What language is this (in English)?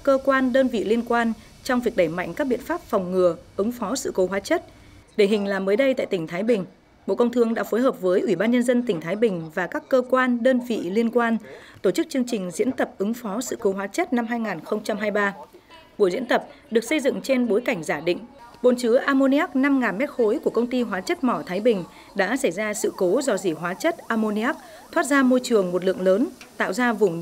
Vietnamese